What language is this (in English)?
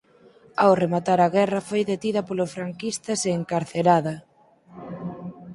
Galician